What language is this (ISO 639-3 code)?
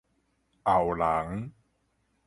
nan